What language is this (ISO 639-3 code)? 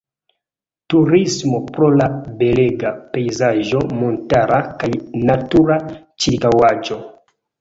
epo